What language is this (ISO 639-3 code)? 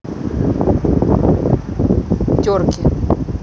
rus